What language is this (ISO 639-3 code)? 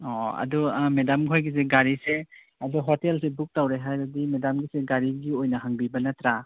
mni